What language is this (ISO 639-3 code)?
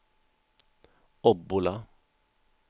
swe